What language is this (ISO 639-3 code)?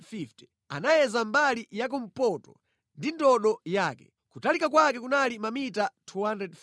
nya